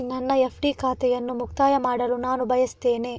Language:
Kannada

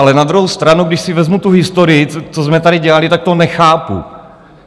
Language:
Czech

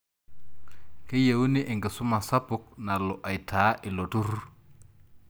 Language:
Masai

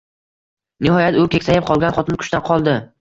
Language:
Uzbek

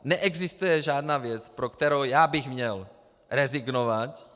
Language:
Czech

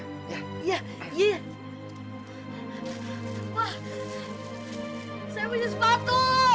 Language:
Indonesian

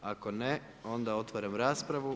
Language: Croatian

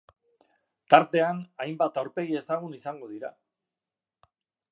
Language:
Basque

